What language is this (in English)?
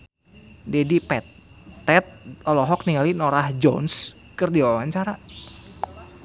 Sundanese